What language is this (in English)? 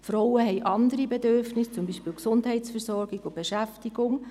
Swiss German